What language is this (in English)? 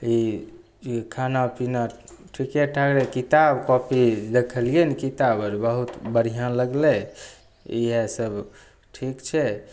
Maithili